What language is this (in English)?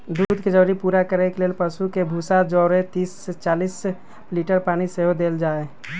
Magahi